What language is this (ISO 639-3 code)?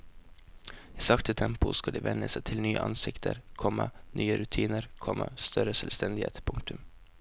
nor